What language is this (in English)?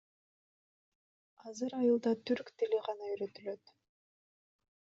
Kyrgyz